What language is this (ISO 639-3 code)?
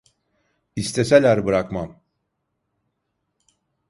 tur